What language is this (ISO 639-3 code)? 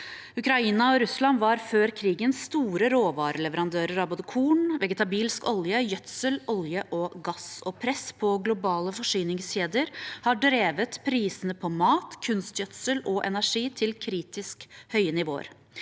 nor